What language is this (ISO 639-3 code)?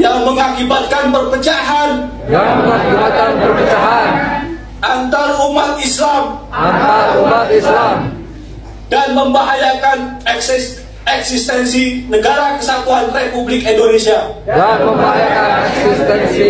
ind